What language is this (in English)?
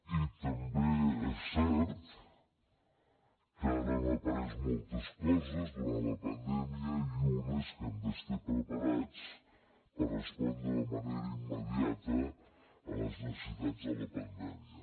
Catalan